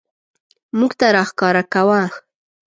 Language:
Pashto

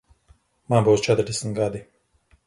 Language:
Latvian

